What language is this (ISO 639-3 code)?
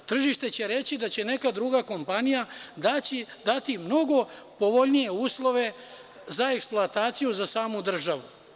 srp